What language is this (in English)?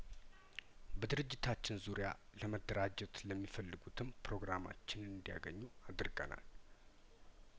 Amharic